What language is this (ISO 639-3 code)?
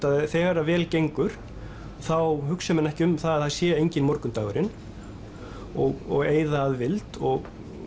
isl